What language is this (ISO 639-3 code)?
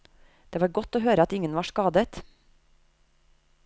nor